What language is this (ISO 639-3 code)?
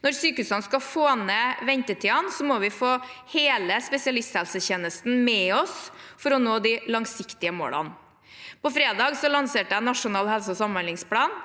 nor